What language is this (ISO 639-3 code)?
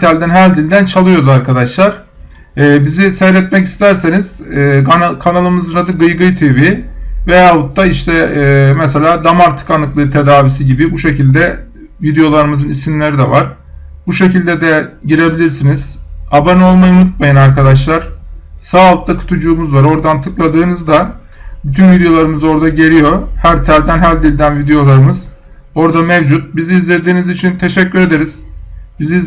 tur